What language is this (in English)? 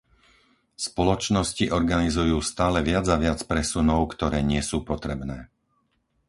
Slovak